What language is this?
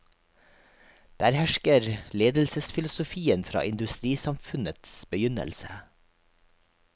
Norwegian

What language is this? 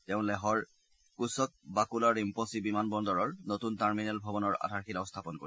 Assamese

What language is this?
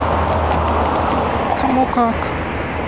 Russian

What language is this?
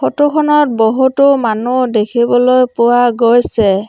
Assamese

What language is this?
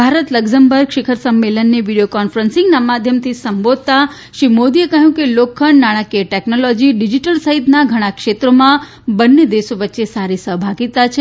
Gujarati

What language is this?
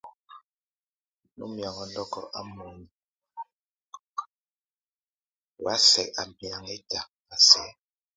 Tunen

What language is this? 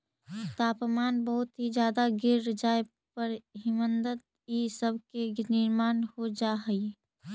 Magahi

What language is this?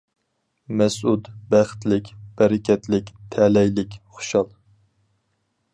Uyghur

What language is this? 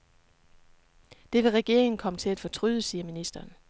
Danish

